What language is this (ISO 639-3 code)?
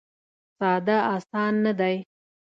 pus